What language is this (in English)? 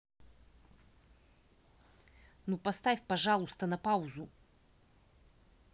Russian